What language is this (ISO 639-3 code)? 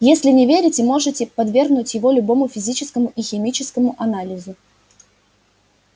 rus